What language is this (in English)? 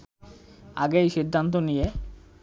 Bangla